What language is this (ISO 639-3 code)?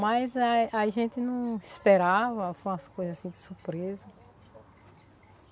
por